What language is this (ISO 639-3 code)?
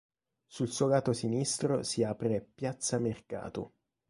ita